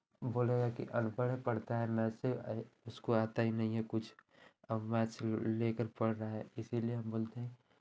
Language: Hindi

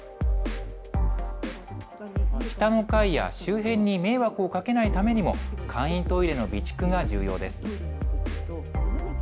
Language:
Japanese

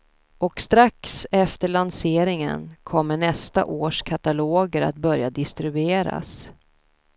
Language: Swedish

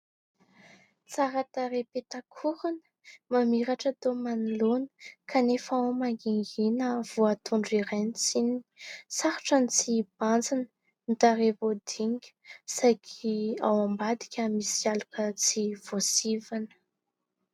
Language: Malagasy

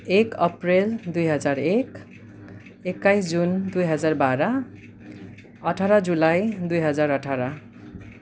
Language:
Nepali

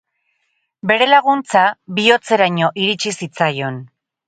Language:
Basque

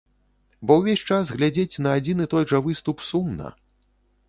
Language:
Belarusian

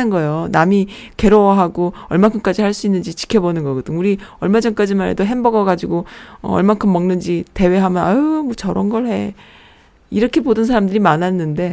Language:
Korean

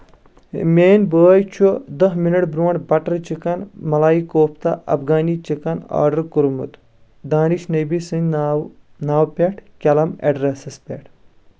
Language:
Kashmiri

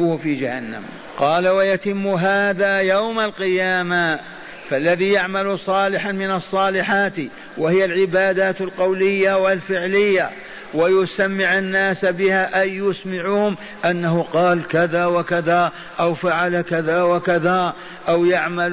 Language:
Arabic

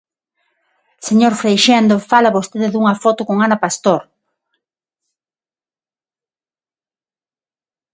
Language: Galician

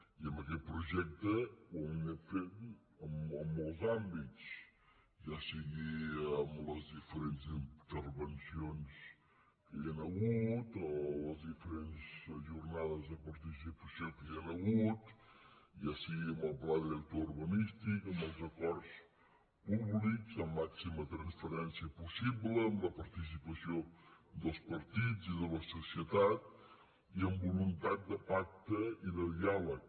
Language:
Catalan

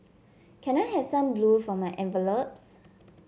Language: English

